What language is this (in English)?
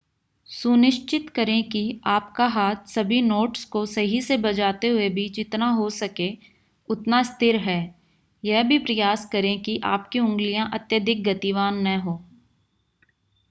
Hindi